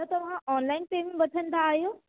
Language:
Sindhi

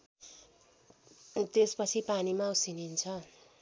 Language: Nepali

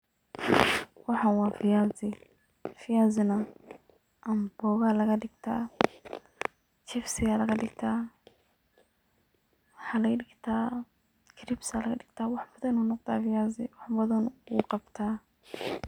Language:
Somali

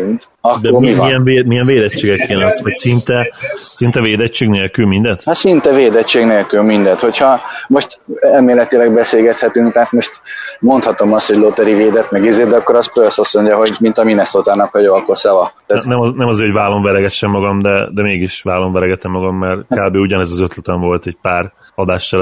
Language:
Hungarian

